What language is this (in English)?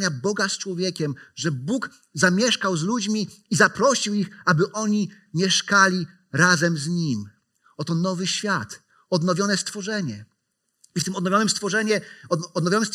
Polish